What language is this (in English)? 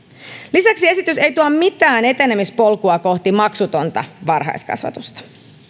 Finnish